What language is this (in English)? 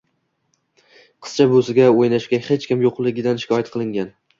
Uzbek